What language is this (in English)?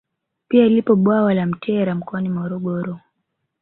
Swahili